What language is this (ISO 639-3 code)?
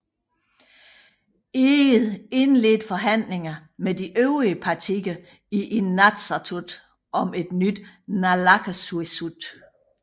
dan